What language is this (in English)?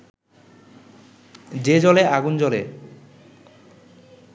Bangla